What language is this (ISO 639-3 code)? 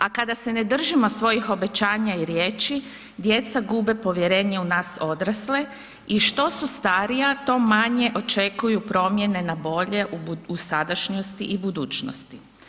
hrv